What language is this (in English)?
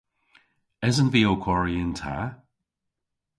Cornish